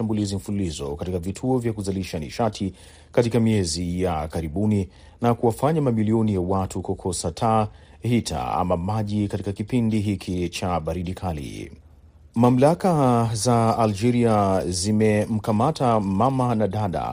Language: Swahili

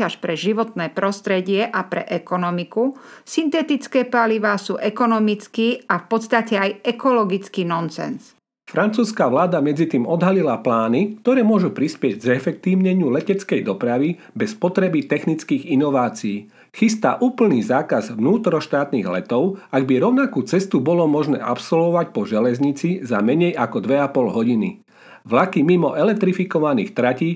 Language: Slovak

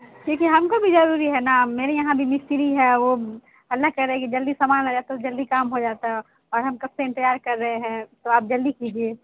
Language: Urdu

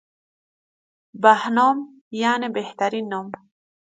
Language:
Persian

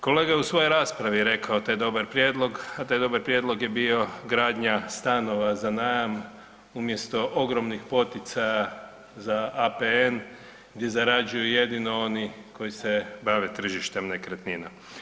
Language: Croatian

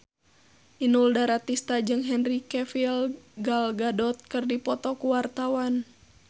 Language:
Sundanese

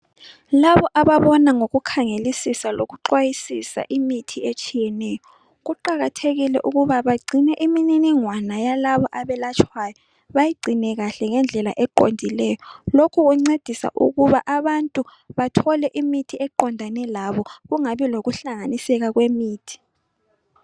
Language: North Ndebele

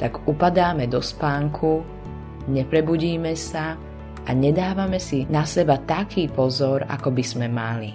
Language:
Slovak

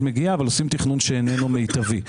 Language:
Hebrew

